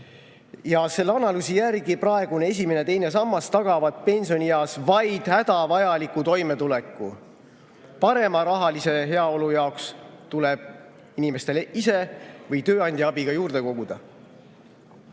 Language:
Estonian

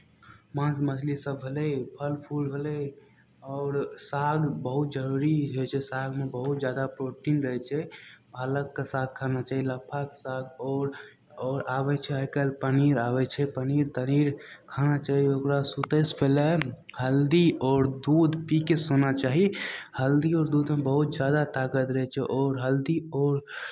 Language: Maithili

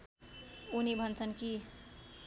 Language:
Nepali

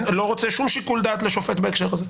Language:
Hebrew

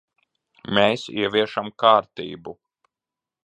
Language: Latvian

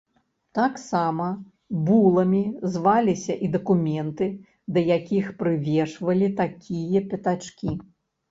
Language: Belarusian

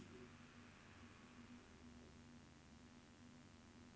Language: Norwegian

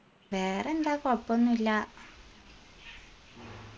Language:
Malayalam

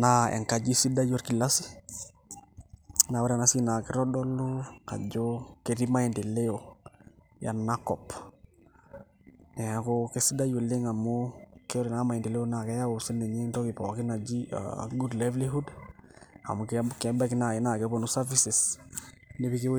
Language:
Masai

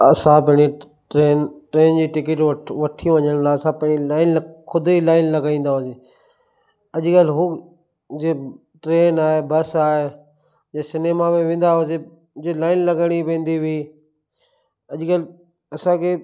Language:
Sindhi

